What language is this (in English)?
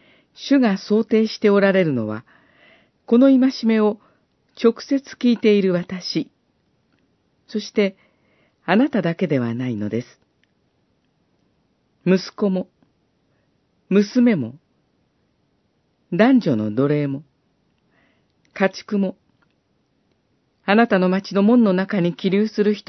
Japanese